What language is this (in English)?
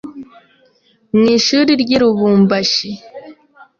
Kinyarwanda